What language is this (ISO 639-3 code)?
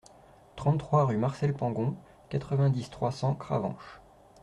fra